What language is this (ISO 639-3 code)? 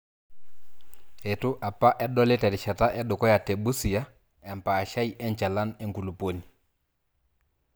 mas